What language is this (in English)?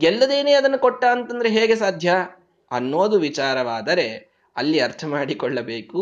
Kannada